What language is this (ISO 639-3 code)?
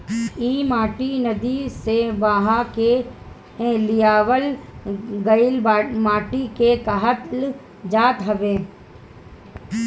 bho